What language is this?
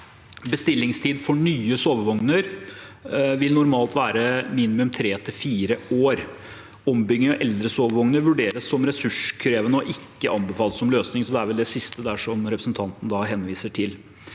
Norwegian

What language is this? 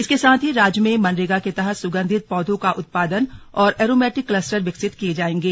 Hindi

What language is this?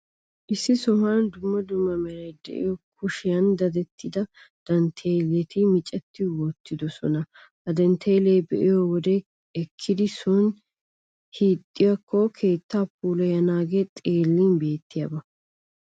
Wolaytta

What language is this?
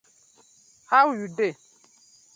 Nigerian Pidgin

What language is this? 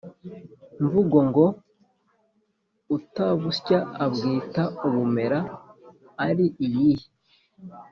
Kinyarwanda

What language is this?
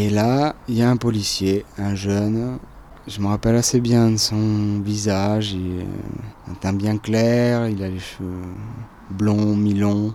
French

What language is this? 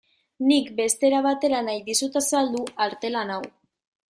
Basque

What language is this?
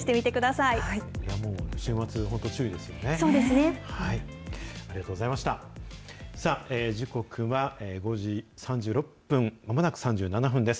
Japanese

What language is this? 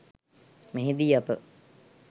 Sinhala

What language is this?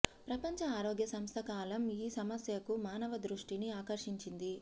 Telugu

